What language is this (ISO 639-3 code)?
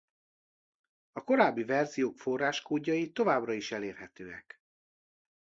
hun